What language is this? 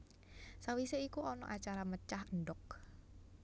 Javanese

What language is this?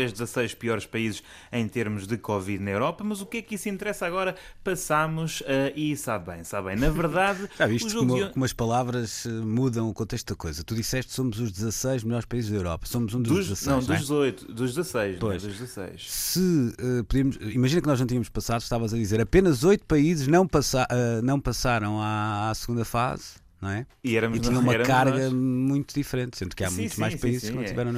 Portuguese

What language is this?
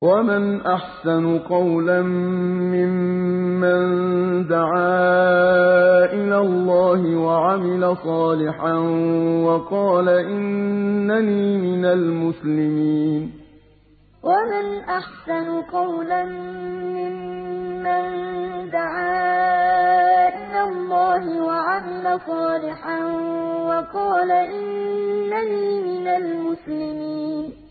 Arabic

